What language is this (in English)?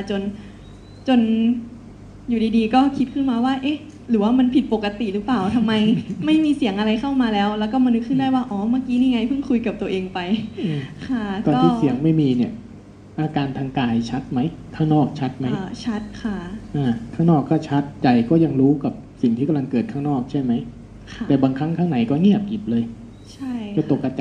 Thai